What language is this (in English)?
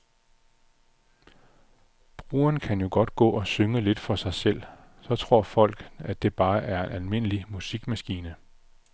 Danish